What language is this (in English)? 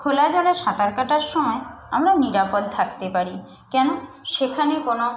Bangla